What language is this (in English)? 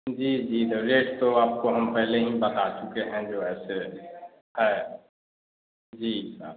Hindi